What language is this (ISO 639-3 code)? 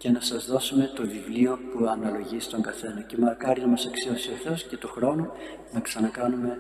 ell